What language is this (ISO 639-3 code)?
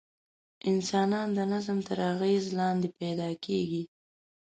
pus